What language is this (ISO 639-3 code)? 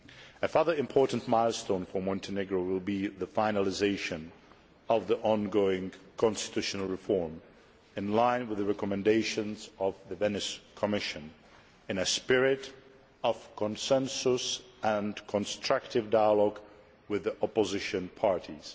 eng